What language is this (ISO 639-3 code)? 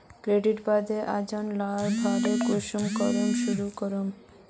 mag